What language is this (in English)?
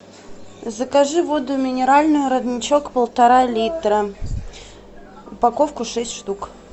Russian